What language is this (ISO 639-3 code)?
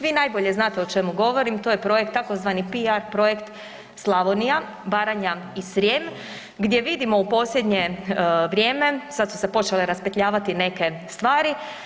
hrv